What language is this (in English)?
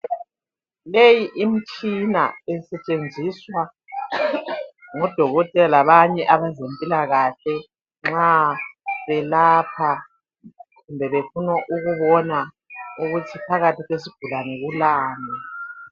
North Ndebele